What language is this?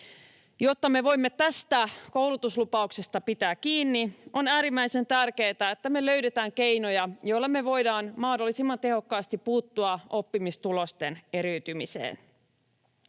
Finnish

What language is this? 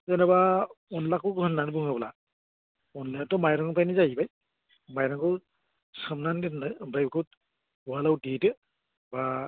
Bodo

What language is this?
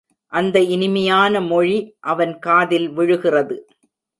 Tamil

